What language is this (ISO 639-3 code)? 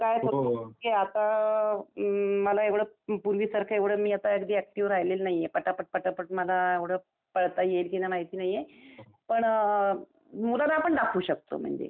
mar